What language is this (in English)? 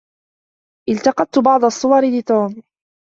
Arabic